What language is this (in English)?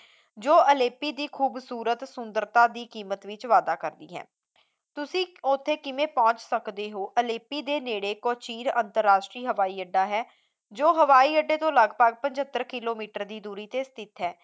Punjabi